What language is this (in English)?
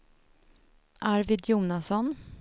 Swedish